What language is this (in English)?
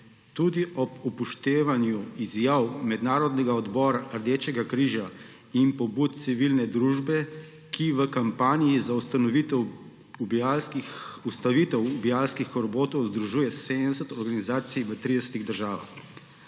Slovenian